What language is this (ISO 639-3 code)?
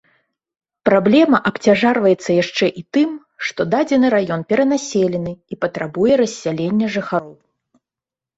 bel